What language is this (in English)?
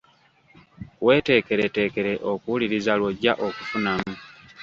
Ganda